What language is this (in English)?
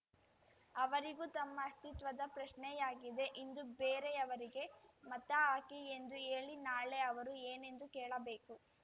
Kannada